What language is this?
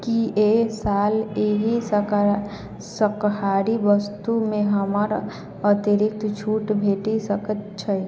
Maithili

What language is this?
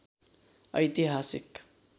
Nepali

